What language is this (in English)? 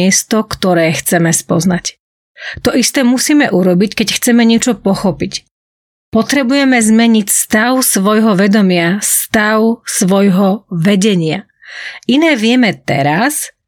Slovak